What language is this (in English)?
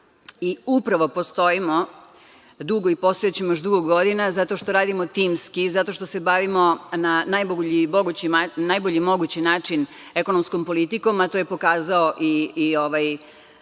Serbian